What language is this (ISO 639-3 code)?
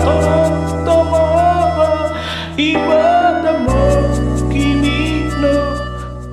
ron